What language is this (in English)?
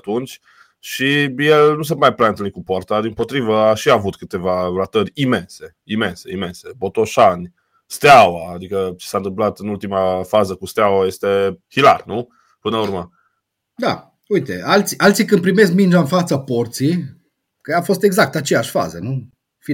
Romanian